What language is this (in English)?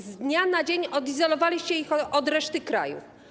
Polish